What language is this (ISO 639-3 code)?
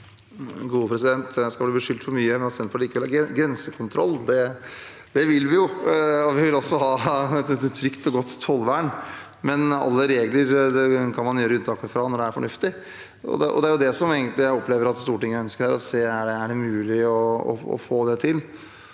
nor